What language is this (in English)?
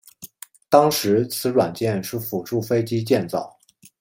Chinese